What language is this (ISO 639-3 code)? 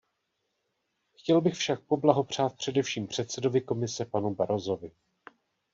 ces